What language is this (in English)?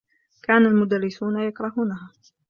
Arabic